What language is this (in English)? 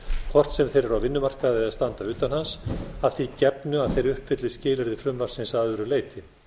Icelandic